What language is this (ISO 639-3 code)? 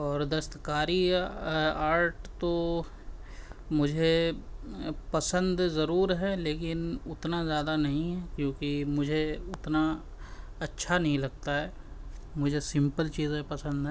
urd